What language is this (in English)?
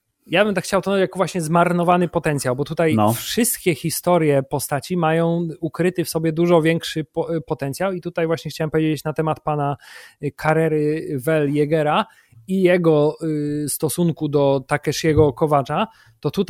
Polish